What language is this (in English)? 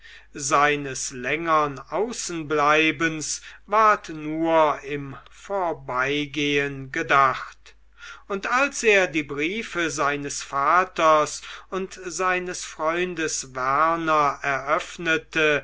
German